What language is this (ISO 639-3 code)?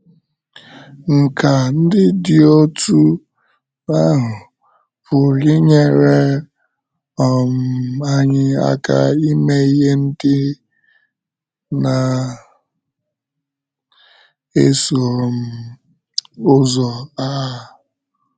ibo